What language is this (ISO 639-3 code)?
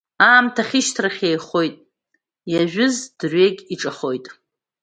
abk